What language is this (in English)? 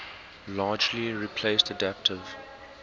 English